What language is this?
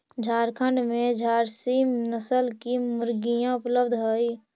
Magahi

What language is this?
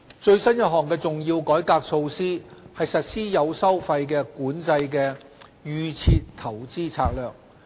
Cantonese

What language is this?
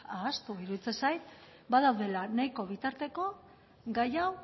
Basque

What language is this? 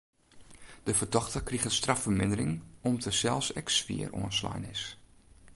Western Frisian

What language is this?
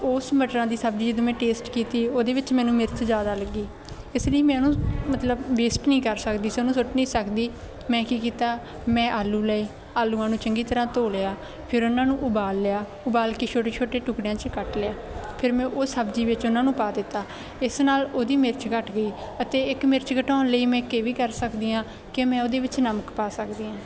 Punjabi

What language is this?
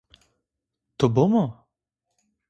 Zaza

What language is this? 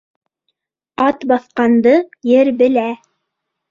Bashkir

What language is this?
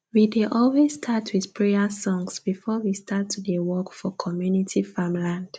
Nigerian Pidgin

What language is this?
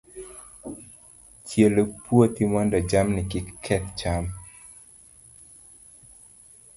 Luo (Kenya and Tanzania)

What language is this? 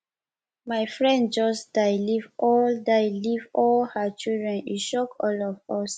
Nigerian Pidgin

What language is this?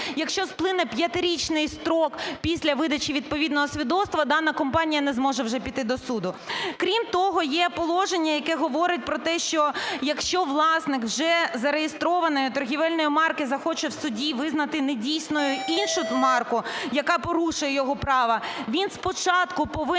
Ukrainian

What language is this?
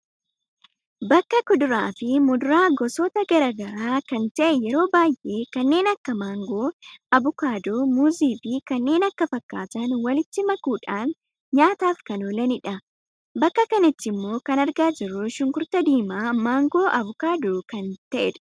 Oromo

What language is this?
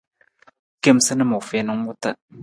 Nawdm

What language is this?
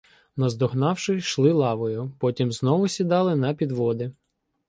Ukrainian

